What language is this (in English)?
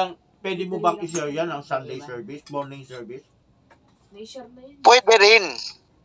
Filipino